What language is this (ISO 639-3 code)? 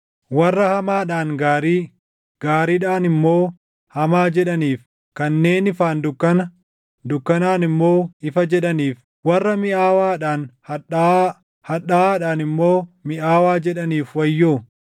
orm